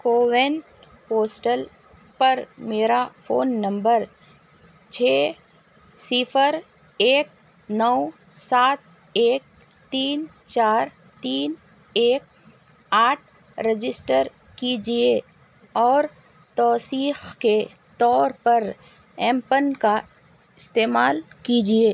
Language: Urdu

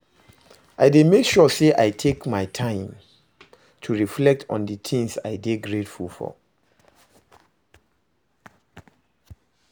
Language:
Nigerian Pidgin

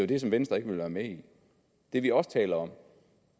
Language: Danish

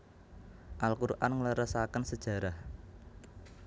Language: Javanese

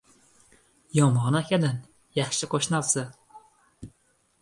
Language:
Uzbek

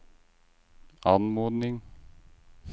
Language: Norwegian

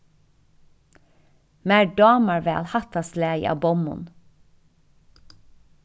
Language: Faroese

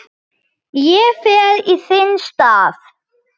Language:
Icelandic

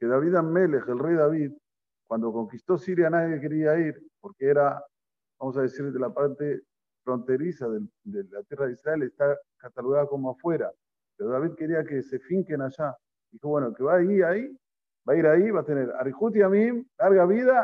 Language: Spanish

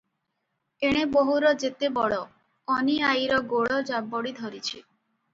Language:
Odia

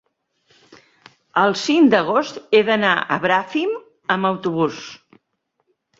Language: Catalan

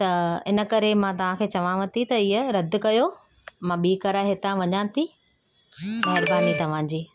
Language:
Sindhi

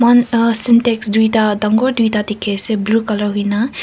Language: Naga Pidgin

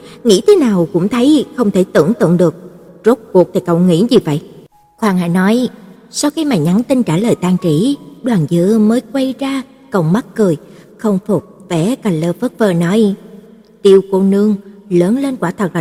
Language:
Vietnamese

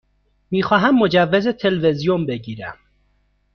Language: Persian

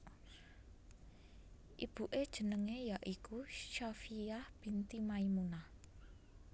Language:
Javanese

